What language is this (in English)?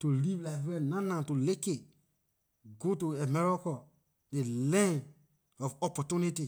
Liberian English